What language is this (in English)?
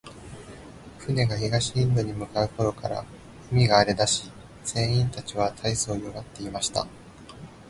Japanese